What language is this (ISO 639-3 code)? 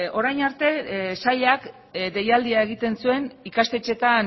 eus